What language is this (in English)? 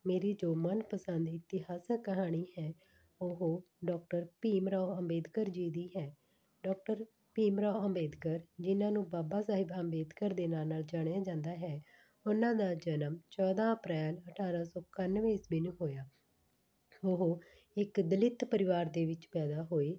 Punjabi